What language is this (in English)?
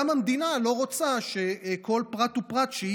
Hebrew